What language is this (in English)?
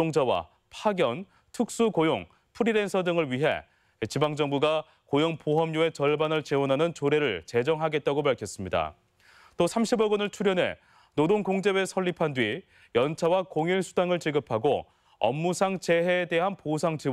Korean